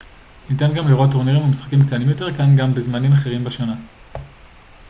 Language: Hebrew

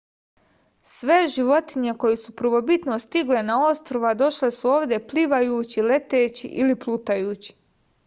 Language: Serbian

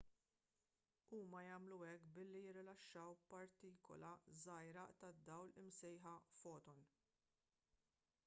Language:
Maltese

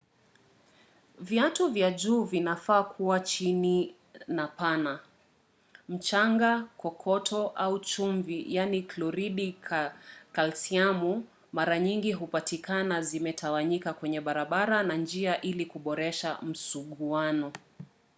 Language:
Swahili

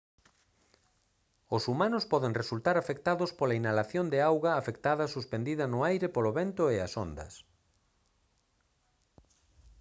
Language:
Galician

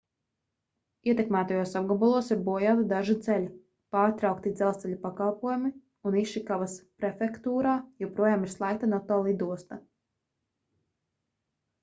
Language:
Latvian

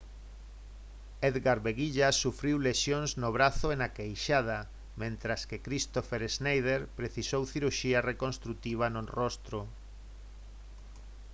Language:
Galician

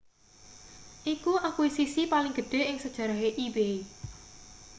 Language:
Javanese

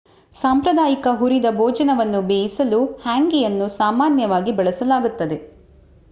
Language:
Kannada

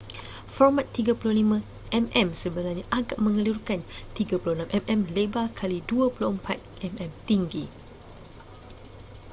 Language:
Malay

